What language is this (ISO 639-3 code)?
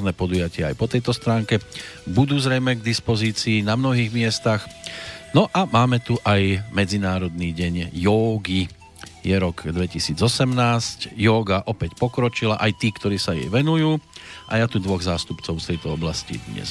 slk